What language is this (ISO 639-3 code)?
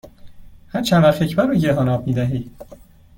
fas